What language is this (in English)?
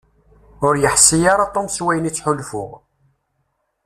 Kabyle